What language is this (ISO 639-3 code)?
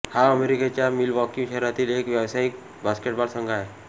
mar